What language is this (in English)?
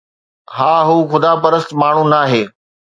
Sindhi